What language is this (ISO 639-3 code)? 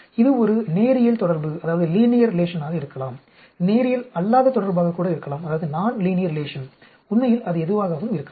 tam